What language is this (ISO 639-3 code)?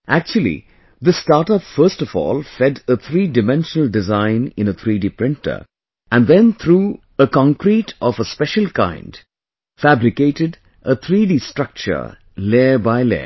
eng